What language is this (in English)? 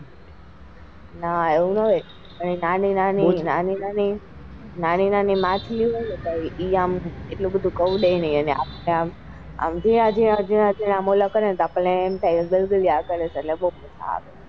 Gujarati